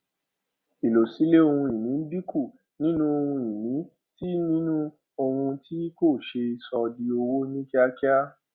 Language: Yoruba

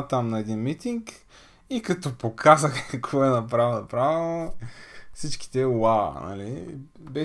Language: Bulgarian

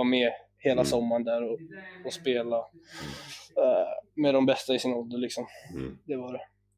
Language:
Swedish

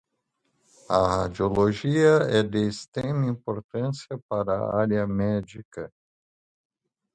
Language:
Portuguese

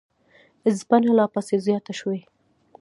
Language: Pashto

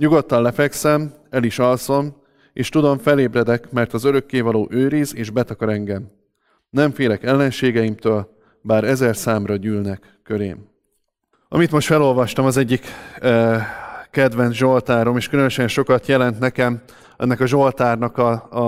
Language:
Hungarian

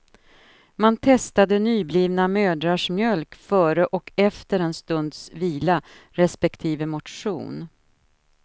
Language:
Swedish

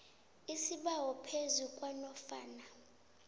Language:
South Ndebele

